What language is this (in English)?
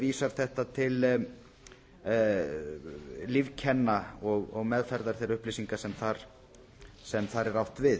Icelandic